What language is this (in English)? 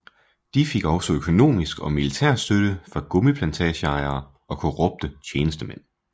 Danish